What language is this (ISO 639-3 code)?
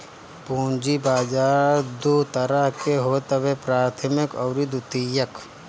bho